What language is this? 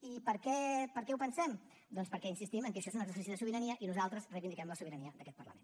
Catalan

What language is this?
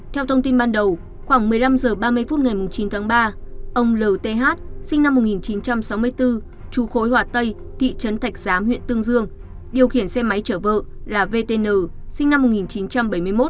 Vietnamese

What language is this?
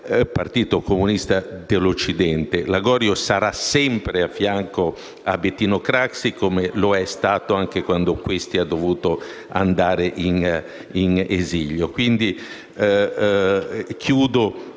Italian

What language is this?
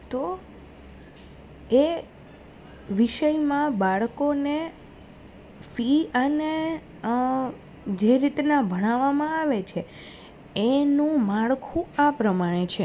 Gujarati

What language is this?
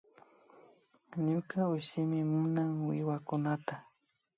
Imbabura Highland Quichua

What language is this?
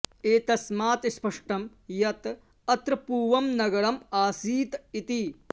Sanskrit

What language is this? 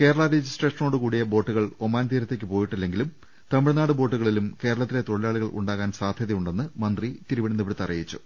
Malayalam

